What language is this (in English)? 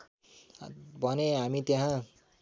Nepali